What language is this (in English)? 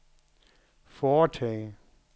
Danish